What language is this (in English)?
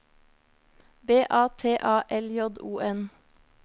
Norwegian